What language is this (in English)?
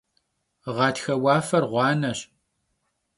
Kabardian